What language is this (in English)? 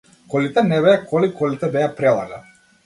Macedonian